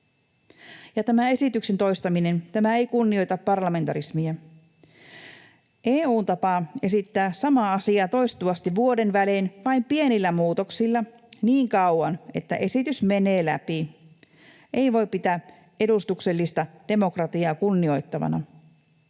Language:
Finnish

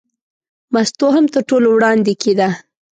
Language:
Pashto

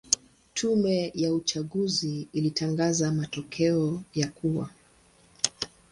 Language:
Swahili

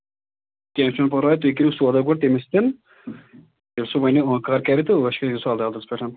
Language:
Kashmiri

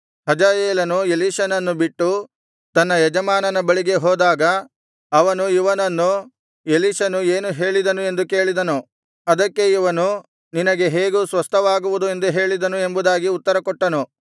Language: Kannada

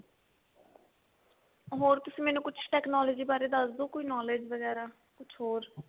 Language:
Punjabi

